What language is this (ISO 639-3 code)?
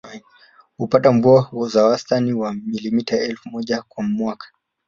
swa